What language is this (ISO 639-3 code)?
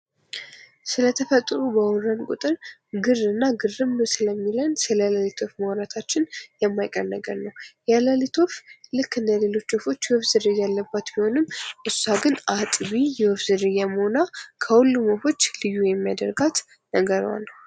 amh